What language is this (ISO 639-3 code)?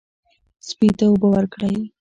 pus